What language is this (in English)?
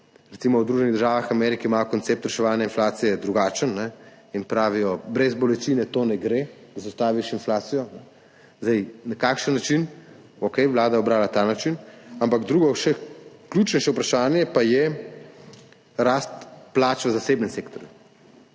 Slovenian